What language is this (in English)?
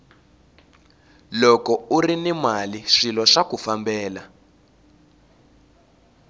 Tsonga